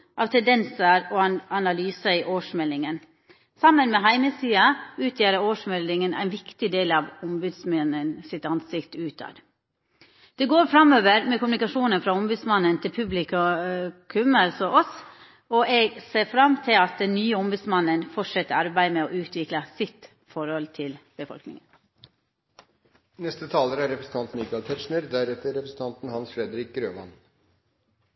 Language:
Norwegian Nynorsk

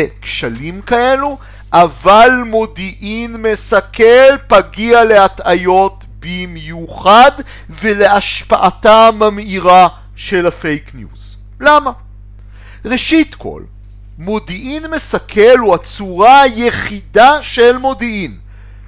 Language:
Hebrew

